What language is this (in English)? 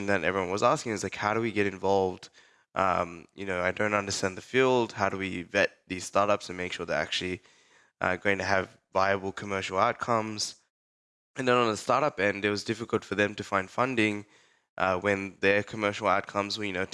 English